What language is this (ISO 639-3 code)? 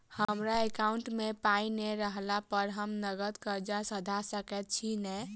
mai